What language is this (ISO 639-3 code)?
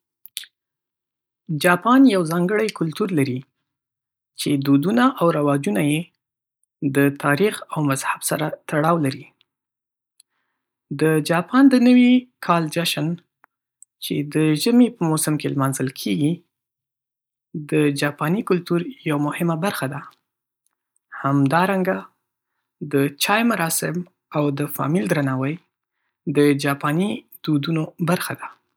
pus